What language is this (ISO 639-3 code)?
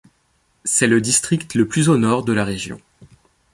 fra